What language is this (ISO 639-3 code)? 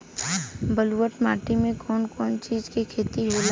bho